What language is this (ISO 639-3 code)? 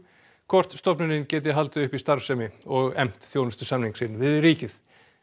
isl